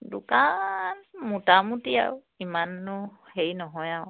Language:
Assamese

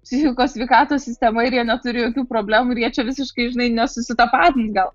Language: Lithuanian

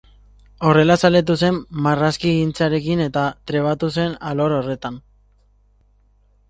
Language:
Basque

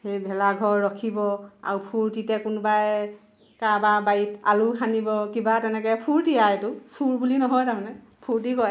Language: Assamese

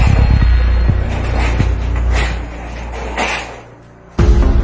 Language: Thai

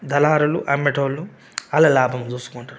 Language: Telugu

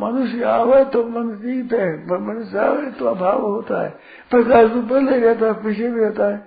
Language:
Hindi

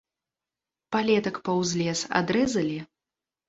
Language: Belarusian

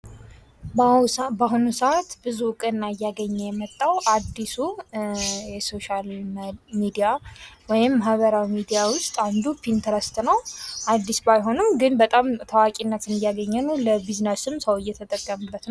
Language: Amharic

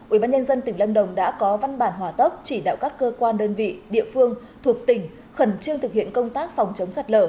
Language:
Vietnamese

